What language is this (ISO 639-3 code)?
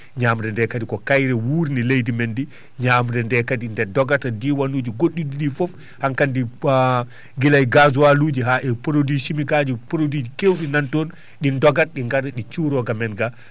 ful